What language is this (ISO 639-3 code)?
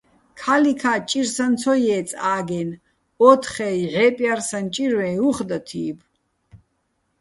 bbl